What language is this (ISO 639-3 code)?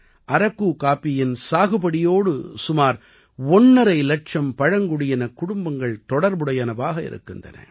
tam